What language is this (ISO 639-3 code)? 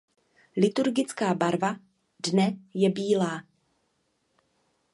ces